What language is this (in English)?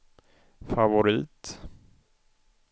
Swedish